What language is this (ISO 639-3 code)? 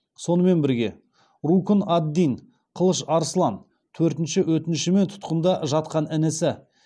kaz